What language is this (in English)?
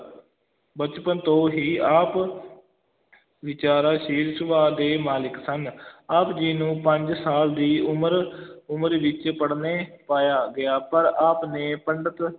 Punjabi